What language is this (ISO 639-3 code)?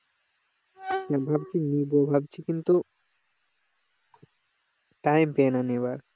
ben